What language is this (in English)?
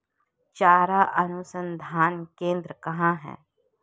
Hindi